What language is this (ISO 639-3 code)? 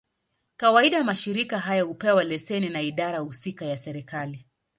swa